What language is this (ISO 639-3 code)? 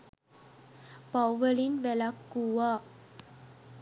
sin